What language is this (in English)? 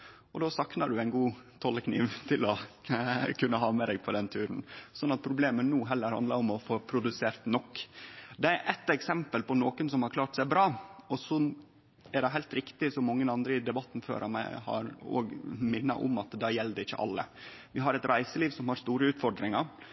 Norwegian Nynorsk